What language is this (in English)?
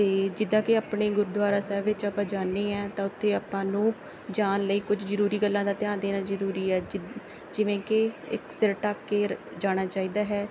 Punjabi